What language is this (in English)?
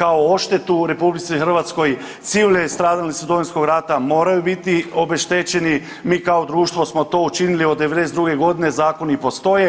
Croatian